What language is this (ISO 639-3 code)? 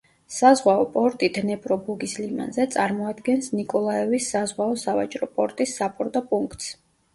kat